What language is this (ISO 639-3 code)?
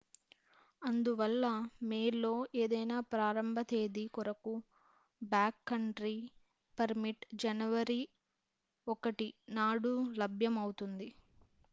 tel